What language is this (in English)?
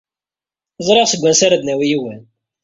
Kabyle